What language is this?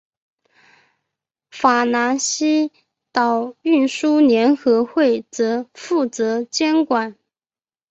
Chinese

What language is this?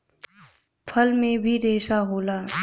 Bhojpuri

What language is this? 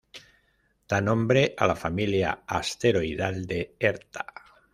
Spanish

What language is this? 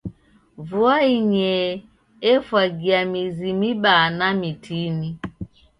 Taita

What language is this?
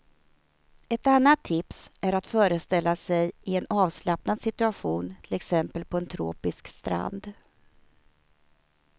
Swedish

